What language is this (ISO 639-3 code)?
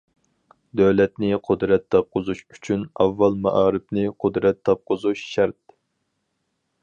uig